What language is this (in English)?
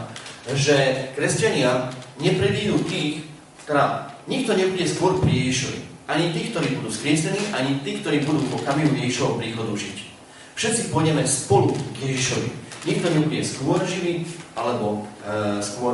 Slovak